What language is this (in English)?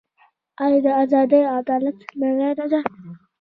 Pashto